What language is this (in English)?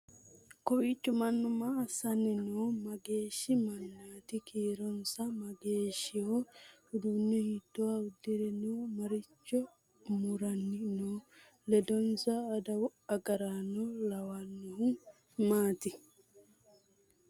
Sidamo